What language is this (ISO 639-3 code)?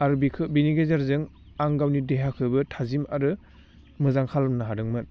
brx